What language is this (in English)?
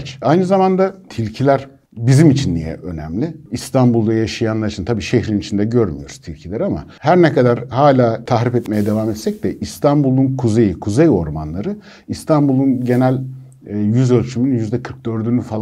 Turkish